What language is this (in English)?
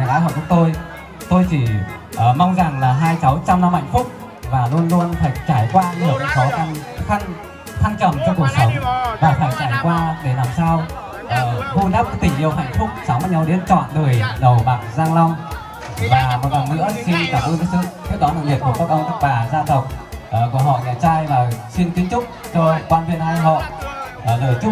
Vietnamese